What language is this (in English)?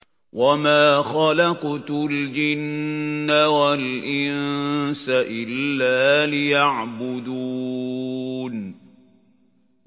Arabic